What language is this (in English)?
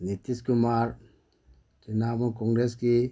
Manipuri